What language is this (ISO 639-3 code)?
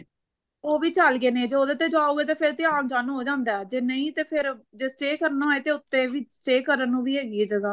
pan